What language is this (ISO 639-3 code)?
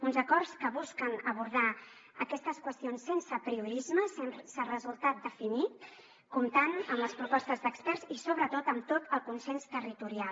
cat